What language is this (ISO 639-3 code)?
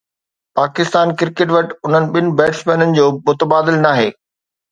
snd